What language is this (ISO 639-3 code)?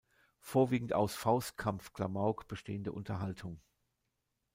deu